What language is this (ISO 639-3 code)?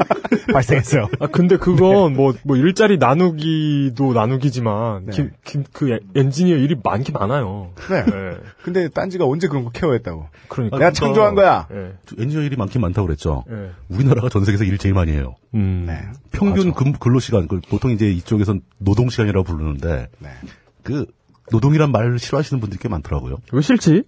kor